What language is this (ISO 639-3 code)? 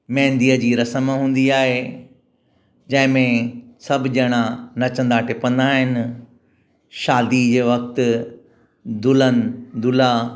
snd